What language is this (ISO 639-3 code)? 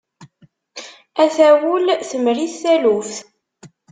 kab